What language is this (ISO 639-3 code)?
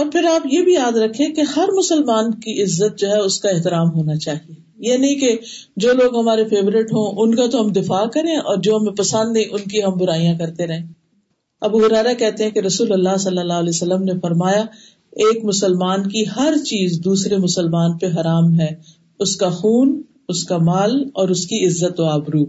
urd